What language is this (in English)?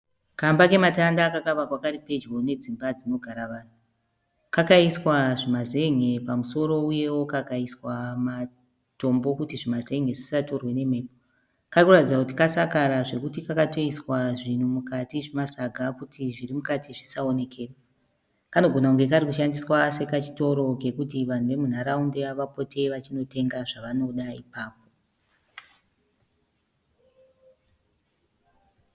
Shona